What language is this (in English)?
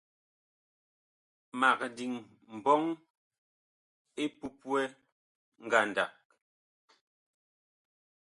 Bakoko